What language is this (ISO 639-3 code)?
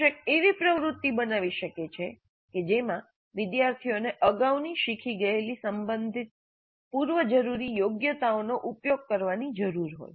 guj